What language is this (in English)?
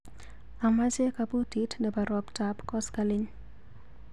Kalenjin